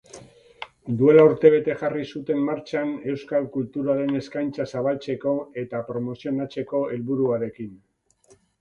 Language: Basque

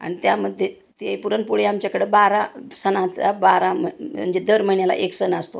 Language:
Marathi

